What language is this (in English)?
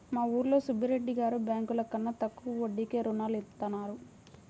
Telugu